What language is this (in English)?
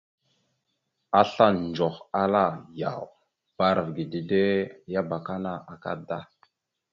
Mada (Cameroon)